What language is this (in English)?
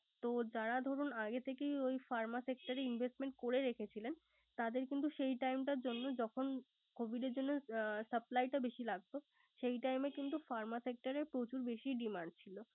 Bangla